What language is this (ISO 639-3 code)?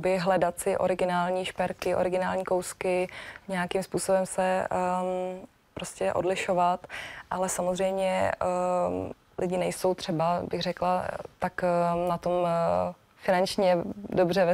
ces